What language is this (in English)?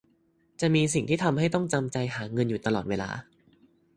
Thai